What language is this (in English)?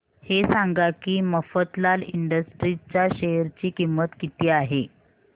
Marathi